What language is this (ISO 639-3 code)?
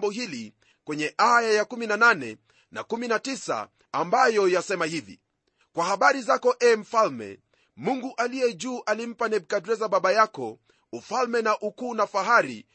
swa